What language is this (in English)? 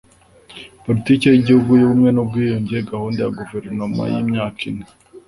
Kinyarwanda